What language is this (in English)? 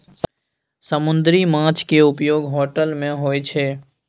Maithili